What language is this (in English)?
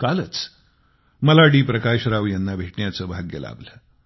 Marathi